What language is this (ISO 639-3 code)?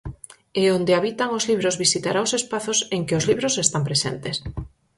glg